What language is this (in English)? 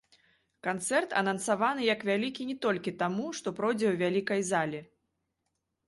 Belarusian